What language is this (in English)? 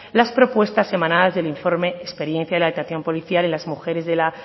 Spanish